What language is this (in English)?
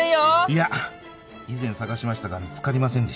Japanese